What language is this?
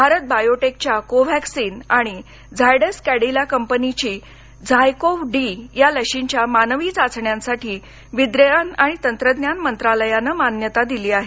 Marathi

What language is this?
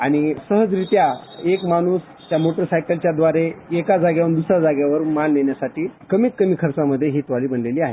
Marathi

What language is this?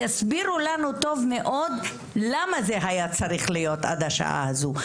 Hebrew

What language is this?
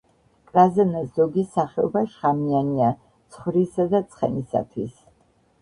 Georgian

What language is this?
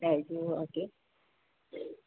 Punjabi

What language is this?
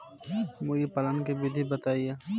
Bhojpuri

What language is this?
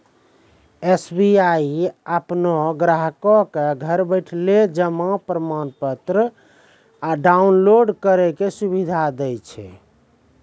Maithili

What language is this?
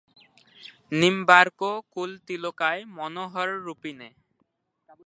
Bangla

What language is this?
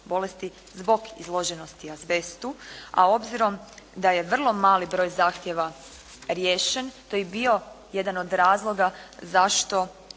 Croatian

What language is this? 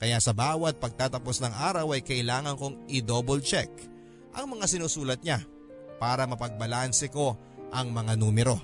Filipino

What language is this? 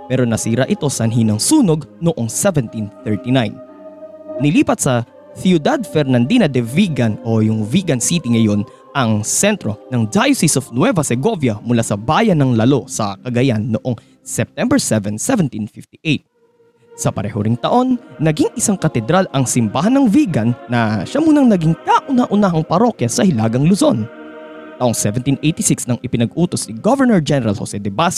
Filipino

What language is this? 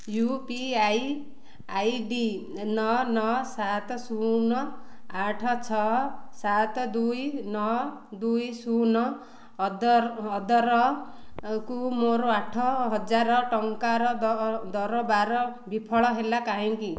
Odia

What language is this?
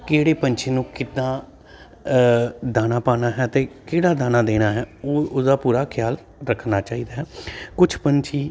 Punjabi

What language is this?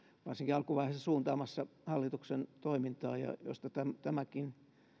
Finnish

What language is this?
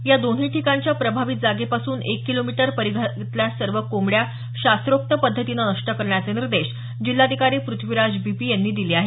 Marathi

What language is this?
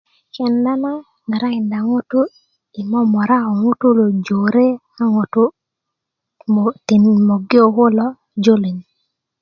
Kuku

